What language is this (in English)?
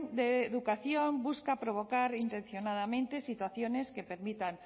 Spanish